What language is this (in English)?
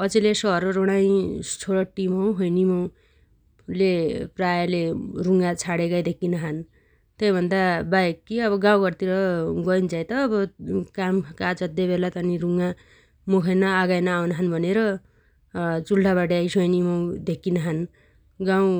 Dotyali